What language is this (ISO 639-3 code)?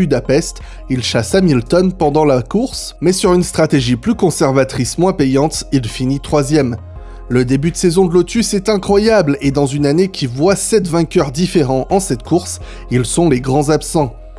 fra